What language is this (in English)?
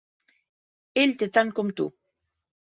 Catalan